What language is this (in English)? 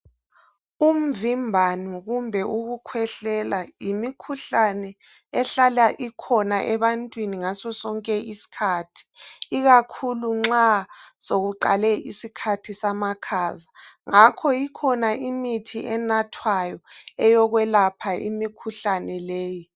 North Ndebele